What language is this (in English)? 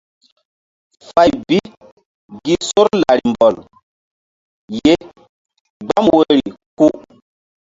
Mbum